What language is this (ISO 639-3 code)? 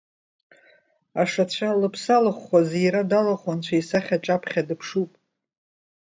abk